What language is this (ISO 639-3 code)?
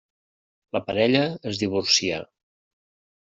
cat